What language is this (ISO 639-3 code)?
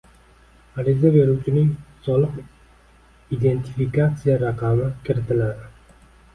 uzb